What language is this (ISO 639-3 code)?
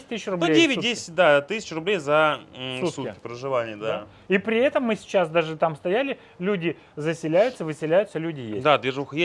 rus